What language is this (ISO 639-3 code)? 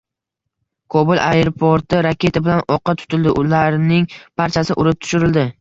uzb